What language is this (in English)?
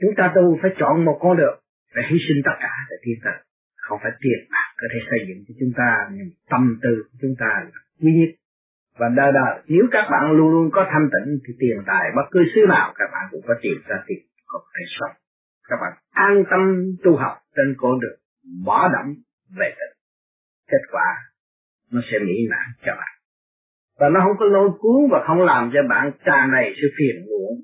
Vietnamese